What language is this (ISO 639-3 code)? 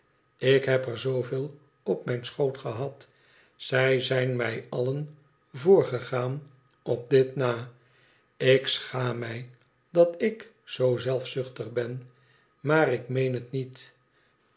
nld